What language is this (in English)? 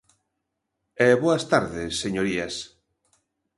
Galician